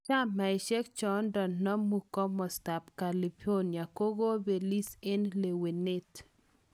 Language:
Kalenjin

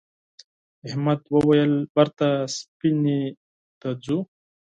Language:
Pashto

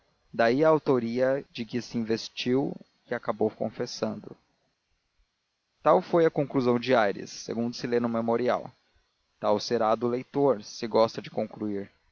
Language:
Portuguese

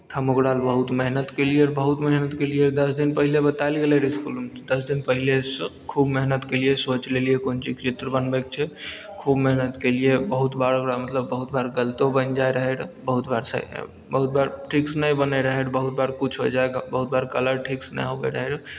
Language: Maithili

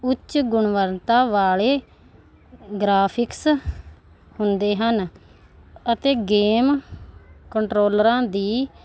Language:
Punjabi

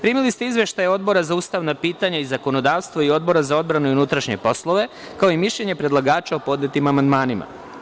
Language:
Serbian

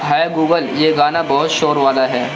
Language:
Urdu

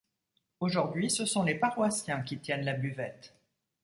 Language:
French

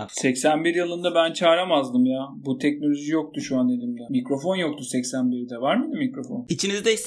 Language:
Turkish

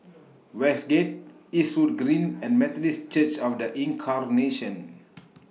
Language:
English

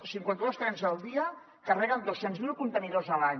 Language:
Catalan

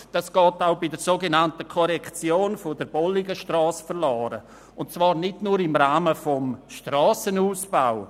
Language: Swiss German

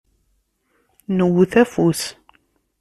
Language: Kabyle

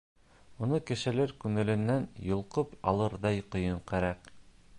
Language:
Bashkir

